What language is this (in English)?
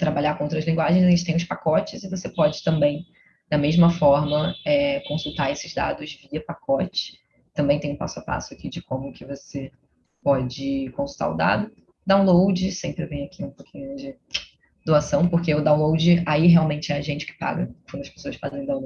Portuguese